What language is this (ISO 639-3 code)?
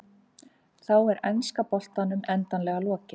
isl